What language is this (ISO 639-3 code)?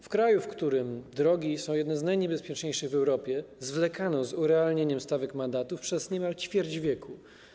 pol